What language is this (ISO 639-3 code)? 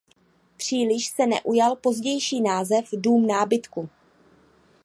ces